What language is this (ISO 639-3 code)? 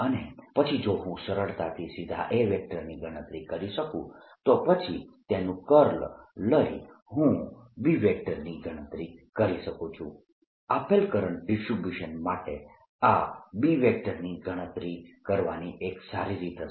guj